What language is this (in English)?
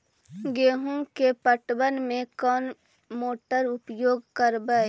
Magahi